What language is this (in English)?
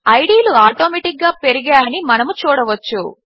Telugu